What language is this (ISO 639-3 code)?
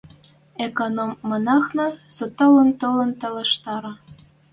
mrj